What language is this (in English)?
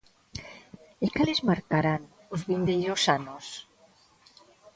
Galician